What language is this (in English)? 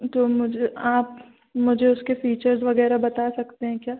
Hindi